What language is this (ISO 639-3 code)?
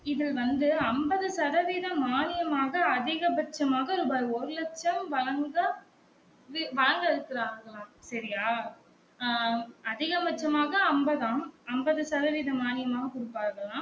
tam